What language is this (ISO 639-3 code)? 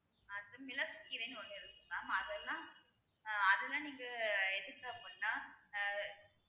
tam